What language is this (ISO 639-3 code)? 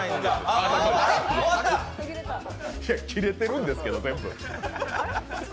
jpn